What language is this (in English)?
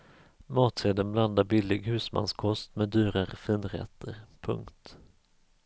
Swedish